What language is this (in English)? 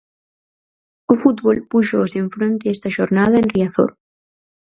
Galician